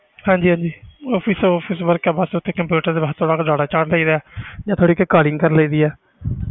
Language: Punjabi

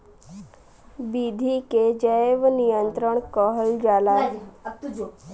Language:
Bhojpuri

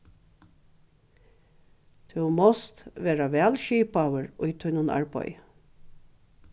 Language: Faroese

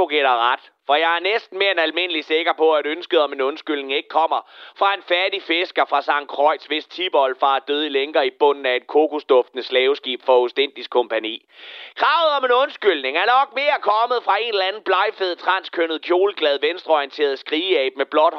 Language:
Danish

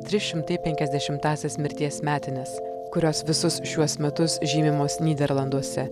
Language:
Lithuanian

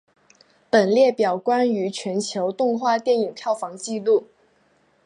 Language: Chinese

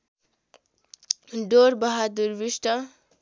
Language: Nepali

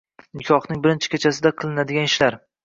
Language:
Uzbek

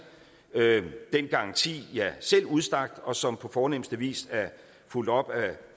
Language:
Danish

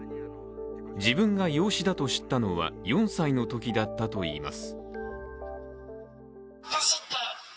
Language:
Japanese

